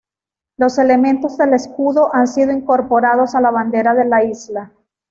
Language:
Spanish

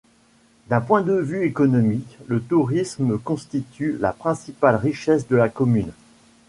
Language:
French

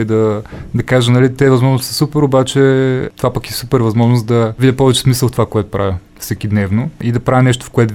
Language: Bulgarian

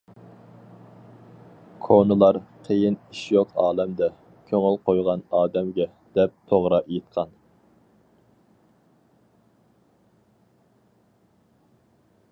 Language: Uyghur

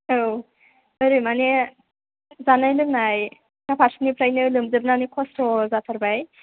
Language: Bodo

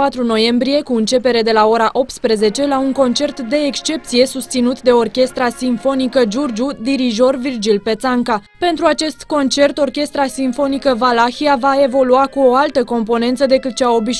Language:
Romanian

